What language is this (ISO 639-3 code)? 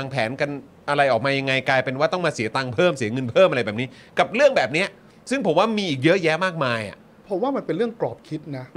tha